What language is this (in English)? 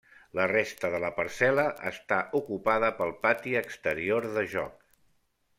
Catalan